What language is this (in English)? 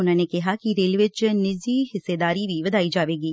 Punjabi